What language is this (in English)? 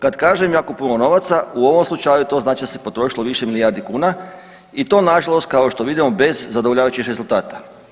Croatian